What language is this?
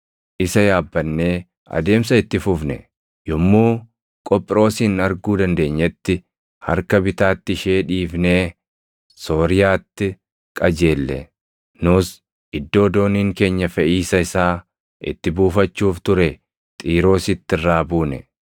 Oromo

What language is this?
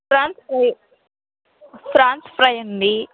Telugu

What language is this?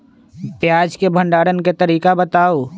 Magahi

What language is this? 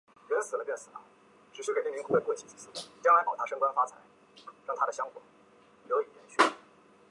Chinese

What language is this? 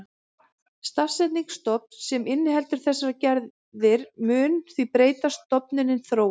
Icelandic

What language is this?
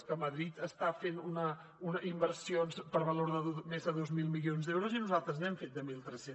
Catalan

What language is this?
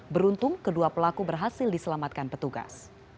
Indonesian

